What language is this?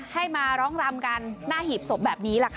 Thai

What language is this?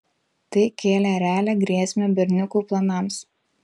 Lithuanian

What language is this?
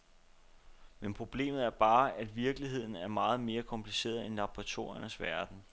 Danish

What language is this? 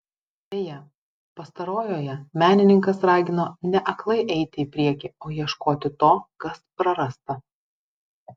Lithuanian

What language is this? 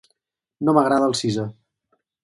Catalan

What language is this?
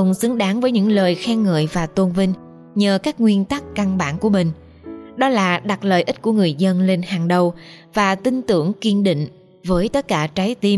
Vietnamese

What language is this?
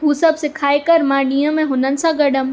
Sindhi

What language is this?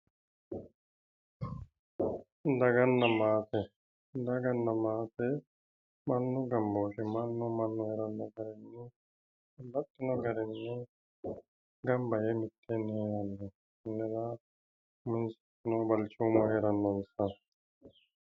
Sidamo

